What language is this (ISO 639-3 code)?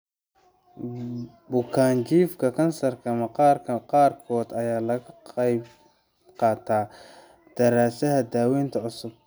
som